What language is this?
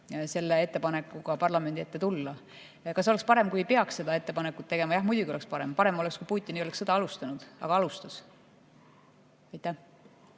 Estonian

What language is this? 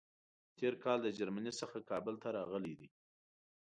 Pashto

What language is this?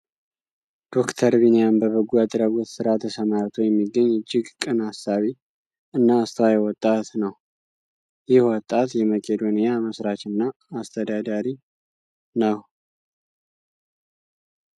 Amharic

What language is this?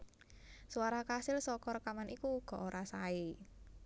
Javanese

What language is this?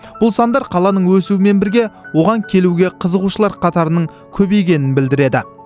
Kazakh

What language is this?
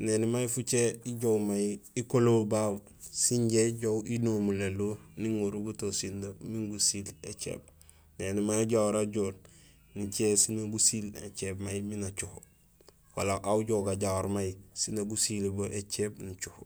Gusilay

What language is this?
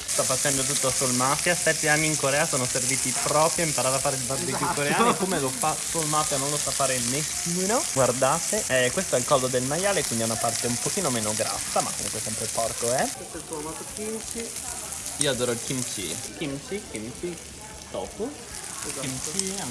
Italian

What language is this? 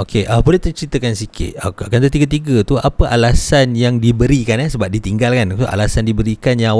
Malay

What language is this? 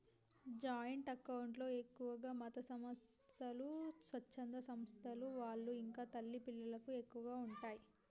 Telugu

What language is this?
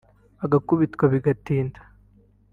Kinyarwanda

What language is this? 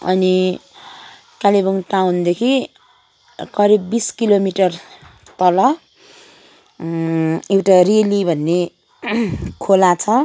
Nepali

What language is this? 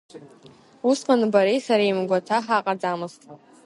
Abkhazian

